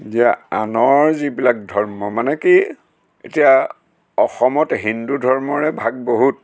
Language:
Assamese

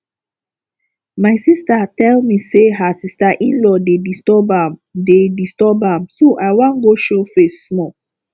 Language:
Nigerian Pidgin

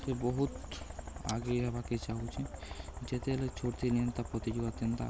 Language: Odia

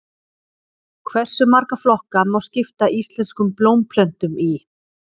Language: Icelandic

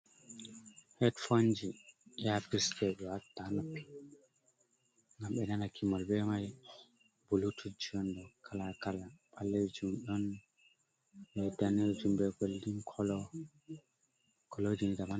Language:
Fula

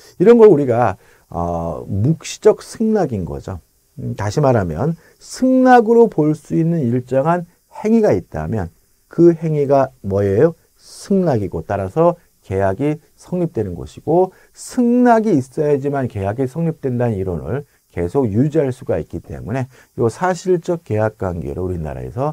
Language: Korean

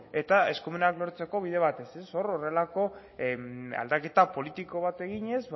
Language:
Basque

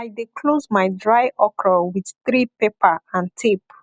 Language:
Nigerian Pidgin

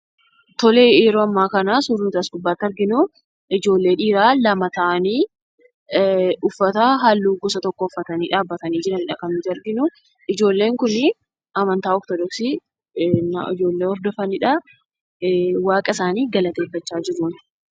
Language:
Oromo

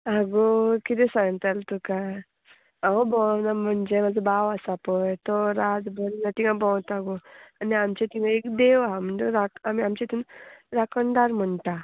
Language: Konkani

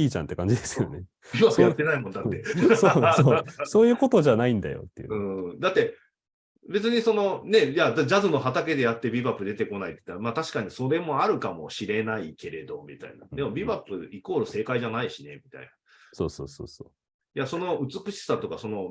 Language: Japanese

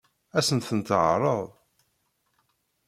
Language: Kabyle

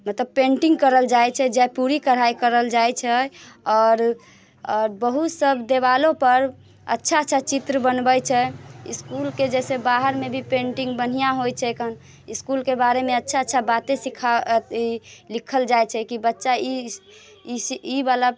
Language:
Maithili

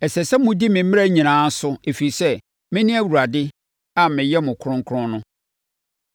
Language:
Akan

